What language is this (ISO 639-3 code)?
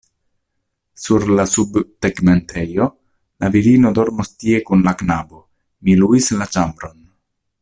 epo